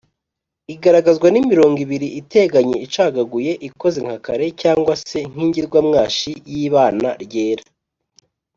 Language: Kinyarwanda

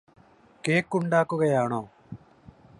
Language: Malayalam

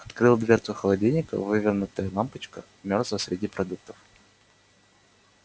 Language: Russian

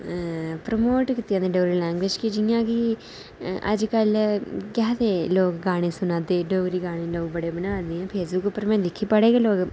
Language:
Dogri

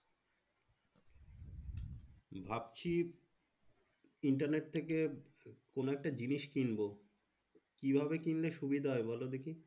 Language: Bangla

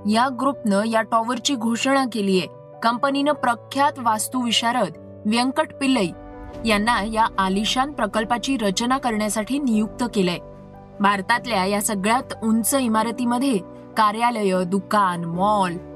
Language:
Marathi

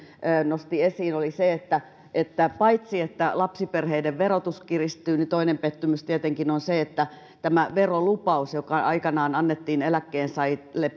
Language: Finnish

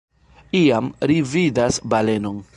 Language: Esperanto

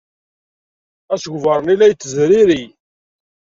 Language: Kabyle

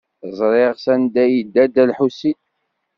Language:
Kabyle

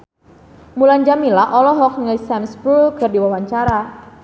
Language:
Sundanese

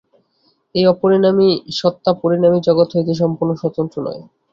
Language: Bangla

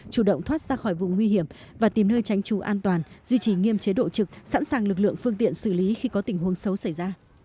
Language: Vietnamese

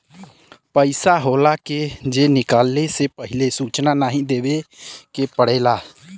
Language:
Bhojpuri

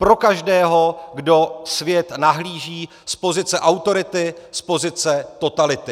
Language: Czech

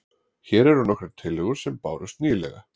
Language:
Icelandic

